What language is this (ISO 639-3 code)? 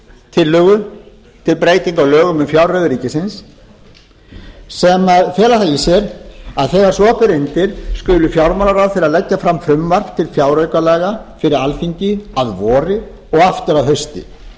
isl